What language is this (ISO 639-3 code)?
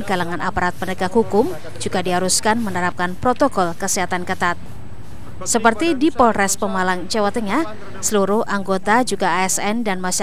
ind